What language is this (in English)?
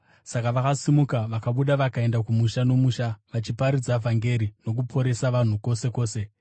Shona